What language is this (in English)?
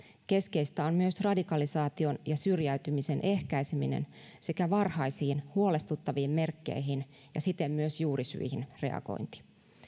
Finnish